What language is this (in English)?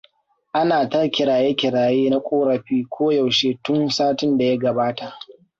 Hausa